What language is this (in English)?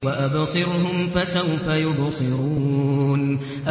Arabic